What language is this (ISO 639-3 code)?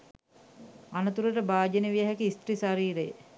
sin